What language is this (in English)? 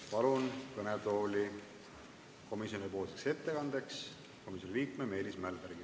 Estonian